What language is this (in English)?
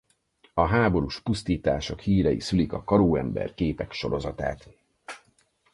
Hungarian